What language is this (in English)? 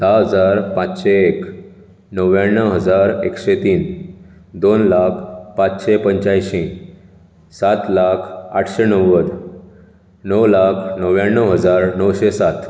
Konkani